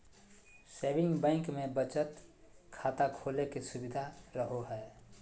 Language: Magahi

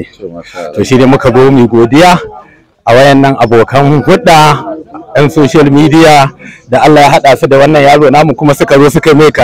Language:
Arabic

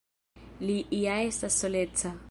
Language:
Esperanto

